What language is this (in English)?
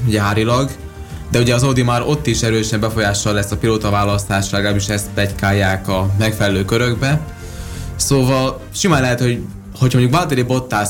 Hungarian